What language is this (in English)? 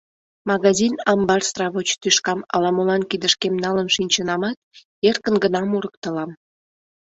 Mari